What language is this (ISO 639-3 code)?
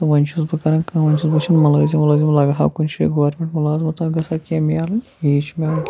kas